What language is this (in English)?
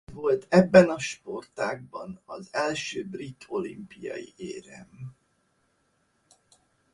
Hungarian